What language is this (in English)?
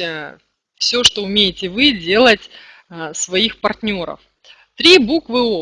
Russian